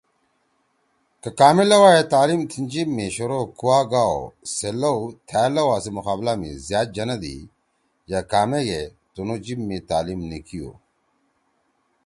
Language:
Torwali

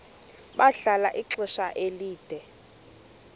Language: Xhosa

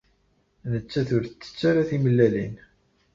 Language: Kabyle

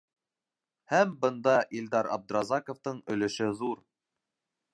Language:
Bashkir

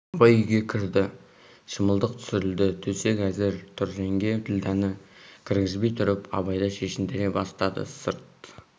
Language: Kazakh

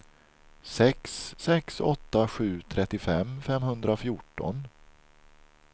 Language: Swedish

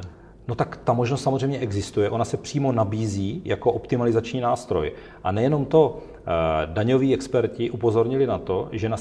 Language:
Czech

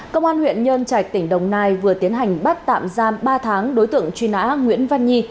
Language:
Vietnamese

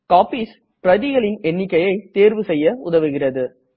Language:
Tamil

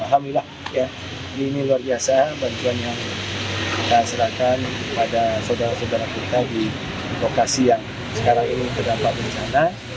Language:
Indonesian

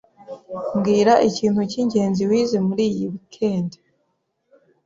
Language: Kinyarwanda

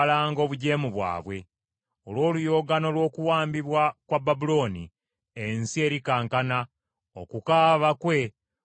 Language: Ganda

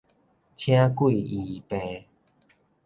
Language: Min Nan Chinese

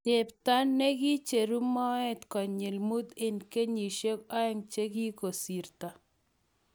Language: Kalenjin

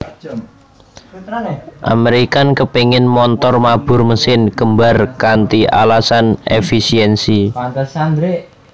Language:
Javanese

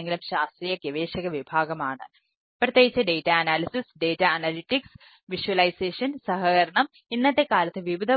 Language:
Malayalam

